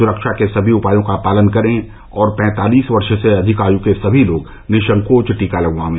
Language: Hindi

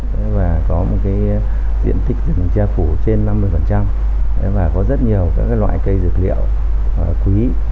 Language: Vietnamese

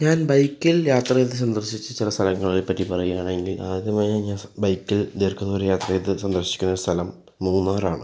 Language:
Malayalam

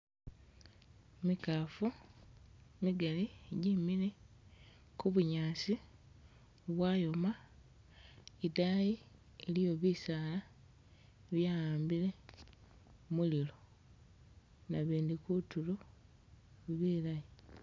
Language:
Masaaba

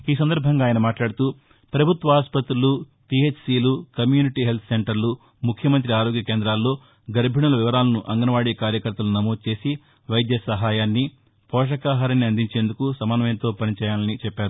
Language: Telugu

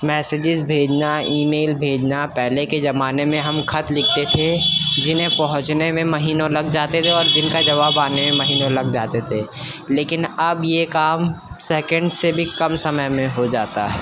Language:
Urdu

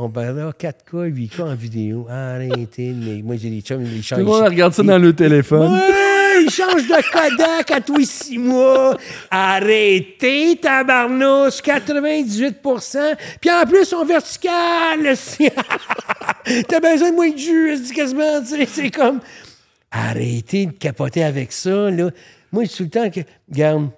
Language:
French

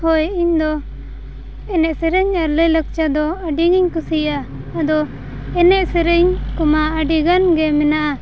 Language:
Santali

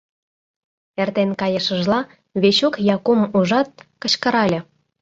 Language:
Mari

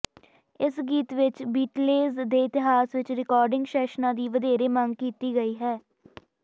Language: Punjabi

